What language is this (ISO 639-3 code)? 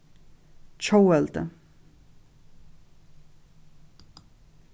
fao